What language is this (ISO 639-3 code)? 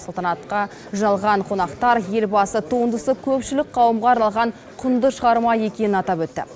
kaz